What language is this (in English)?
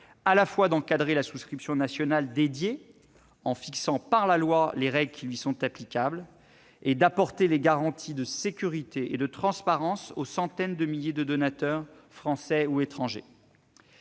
French